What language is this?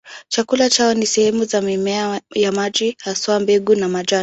Swahili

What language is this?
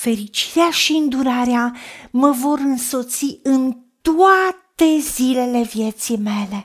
Romanian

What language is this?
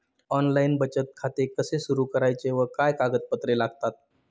Marathi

